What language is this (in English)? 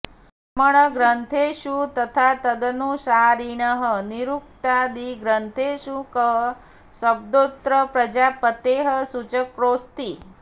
Sanskrit